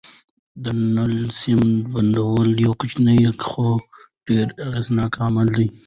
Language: Pashto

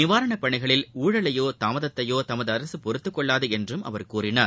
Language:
Tamil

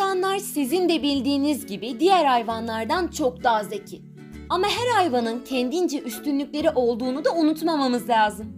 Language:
Turkish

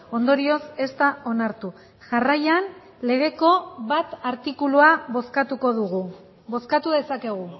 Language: Basque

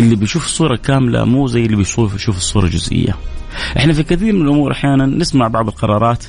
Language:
Arabic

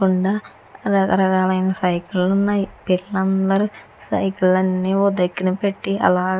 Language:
Telugu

